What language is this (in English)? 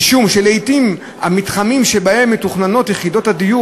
Hebrew